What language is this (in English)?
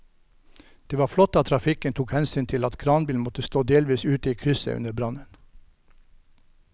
Norwegian